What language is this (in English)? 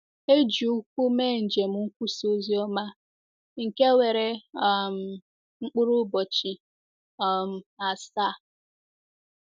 Igbo